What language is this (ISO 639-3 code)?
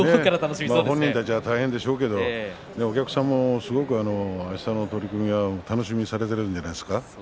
jpn